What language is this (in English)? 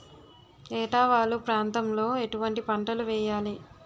Telugu